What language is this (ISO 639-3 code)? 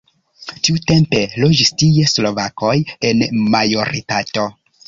epo